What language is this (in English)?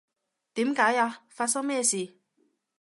Cantonese